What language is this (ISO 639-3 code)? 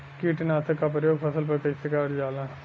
bho